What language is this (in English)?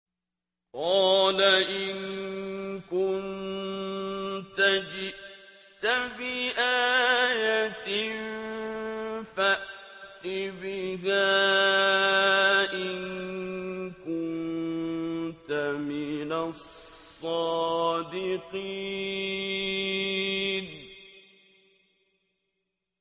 Arabic